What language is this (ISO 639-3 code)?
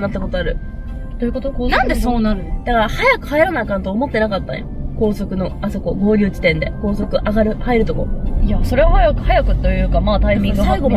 jpn